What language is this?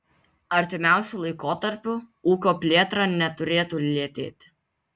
Lithuanian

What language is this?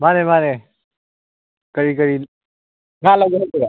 Manipuri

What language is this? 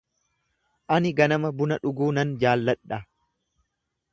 Oromo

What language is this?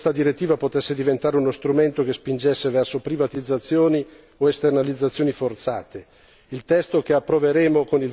Italian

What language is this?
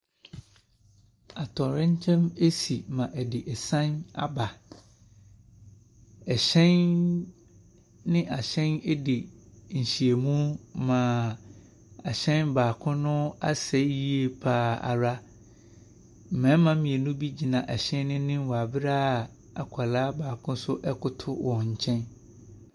Akan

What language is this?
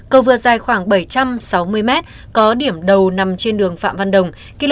Vietnamese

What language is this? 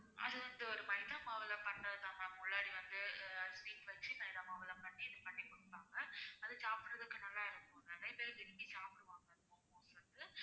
Tamil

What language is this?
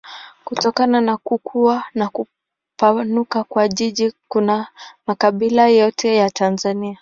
Swahili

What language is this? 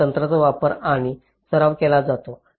Marathi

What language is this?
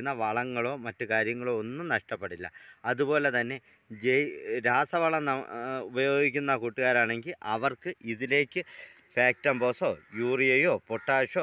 Malayalam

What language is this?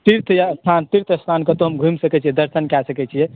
Maithili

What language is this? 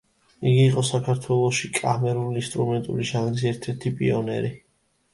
Georgian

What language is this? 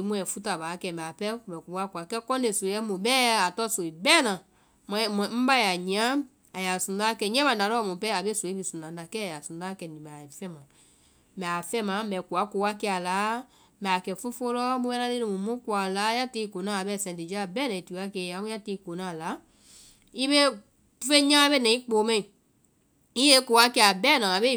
Vai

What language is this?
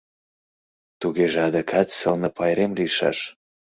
Mari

